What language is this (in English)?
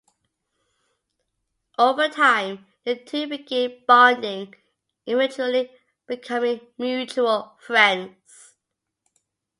English